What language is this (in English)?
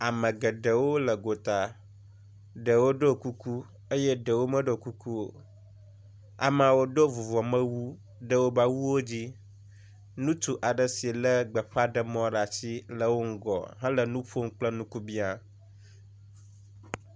Ewe